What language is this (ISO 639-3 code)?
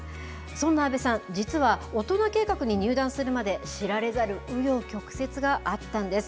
jpn